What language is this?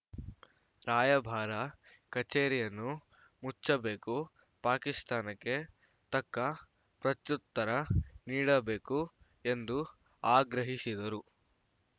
Kannada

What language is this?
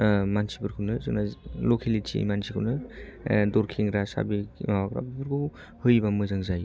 Bodo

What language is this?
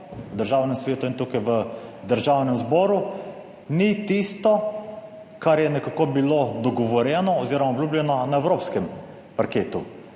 Slovenian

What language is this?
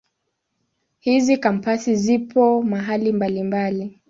Swahili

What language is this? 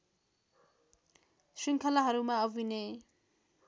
Nepali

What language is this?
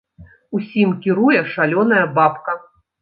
Belarusian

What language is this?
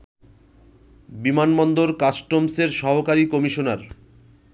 Bangla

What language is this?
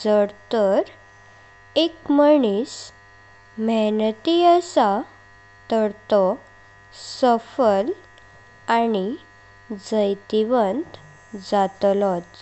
Konkani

